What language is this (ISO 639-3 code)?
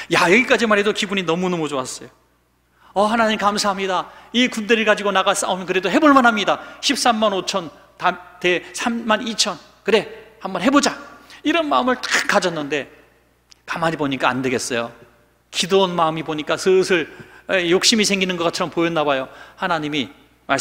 kor